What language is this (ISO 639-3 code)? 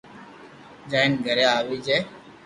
lrk